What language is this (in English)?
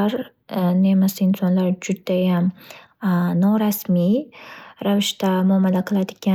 Uzbek